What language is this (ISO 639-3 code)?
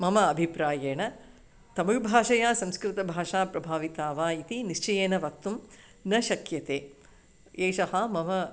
san